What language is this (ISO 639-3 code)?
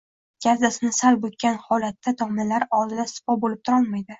uzb